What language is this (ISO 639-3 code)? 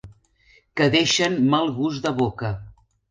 cat